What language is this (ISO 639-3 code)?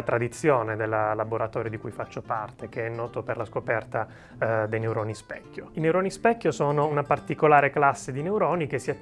ita